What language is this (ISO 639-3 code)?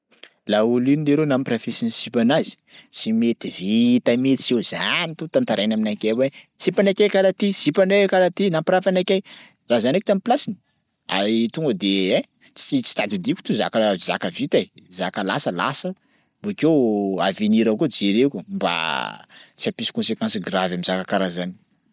skg